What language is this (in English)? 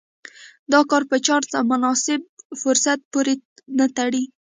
Pashto